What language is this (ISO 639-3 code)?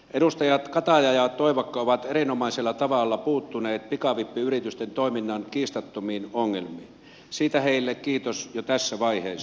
fin